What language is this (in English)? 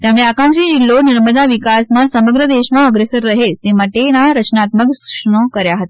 Gujarati